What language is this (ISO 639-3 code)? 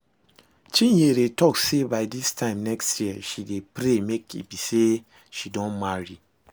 pcm